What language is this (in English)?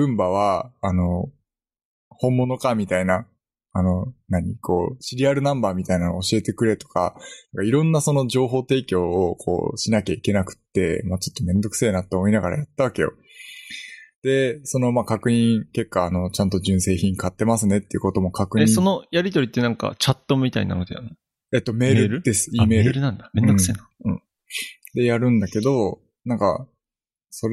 Japanese